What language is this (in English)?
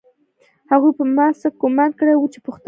Pashto